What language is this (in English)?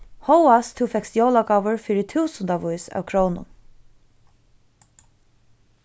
Faroese